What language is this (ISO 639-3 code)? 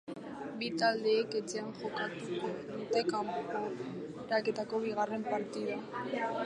eus